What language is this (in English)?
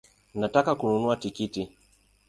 Swahili